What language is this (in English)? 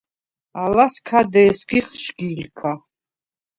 Svan